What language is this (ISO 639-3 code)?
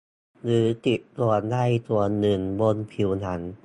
tha